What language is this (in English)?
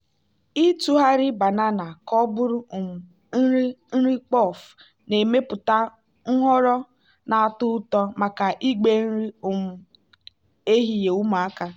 Igbo